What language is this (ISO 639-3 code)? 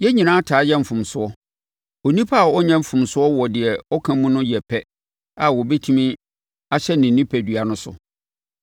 aka